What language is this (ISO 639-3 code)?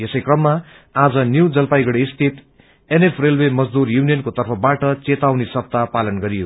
nep